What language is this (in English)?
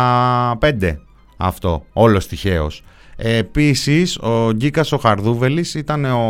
Greek